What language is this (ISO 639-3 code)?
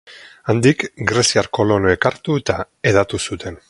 eus